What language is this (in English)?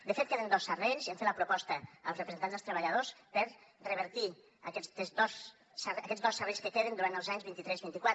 Catalan